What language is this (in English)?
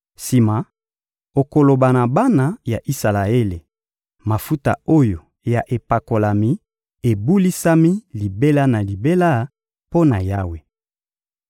Lingala